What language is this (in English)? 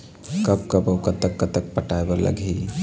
Chhattisgarhi